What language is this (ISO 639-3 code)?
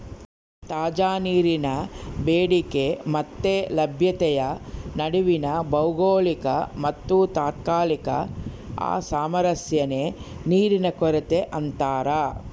kan